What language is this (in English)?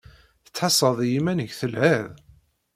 Kabyle